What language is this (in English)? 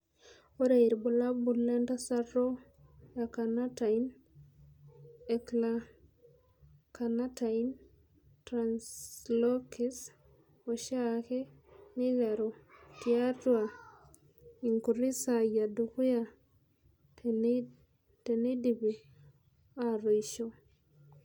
Masai